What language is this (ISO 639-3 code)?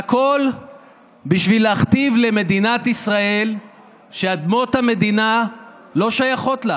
heb